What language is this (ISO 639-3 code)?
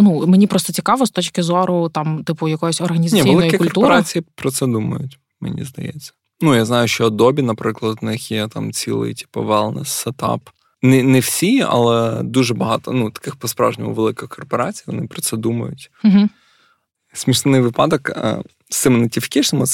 ukr